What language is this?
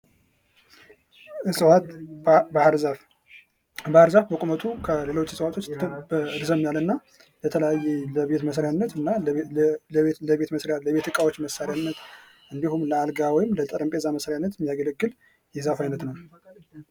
Amharic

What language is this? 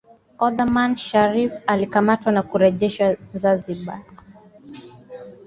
Swahili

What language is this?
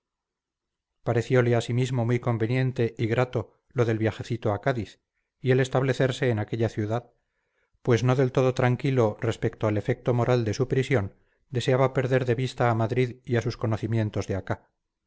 Spanish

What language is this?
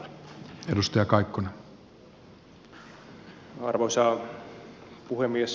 Finnish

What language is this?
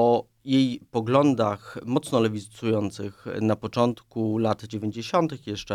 Polish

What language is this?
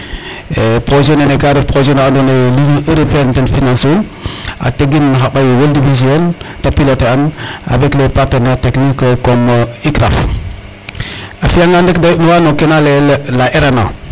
Serer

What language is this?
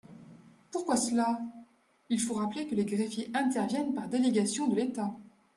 French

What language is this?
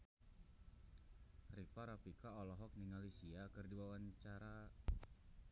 Sundanese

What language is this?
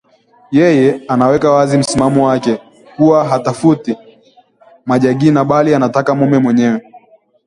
Swahili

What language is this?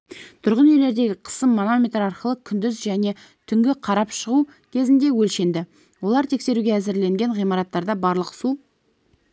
Kazakh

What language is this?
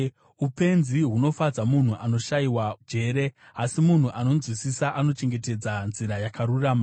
Shona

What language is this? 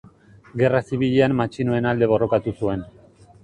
Basque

